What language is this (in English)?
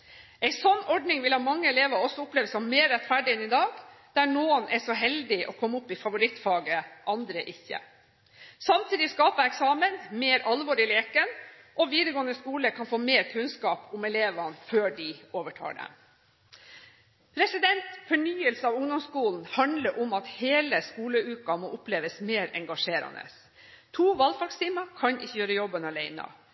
Norwegian Bokmål